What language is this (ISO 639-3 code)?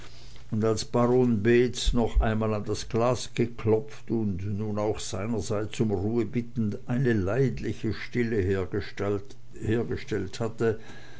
deu